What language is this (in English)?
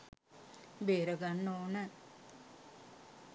Sinhala